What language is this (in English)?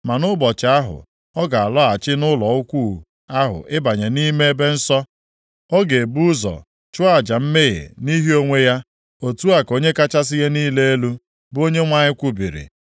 Igbo